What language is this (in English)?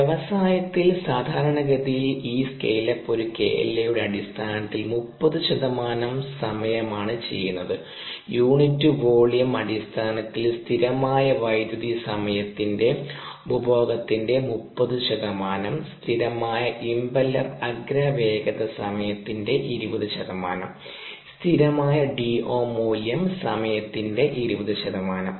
Malayalam